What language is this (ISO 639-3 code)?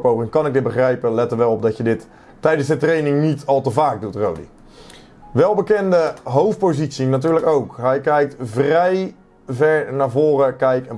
nld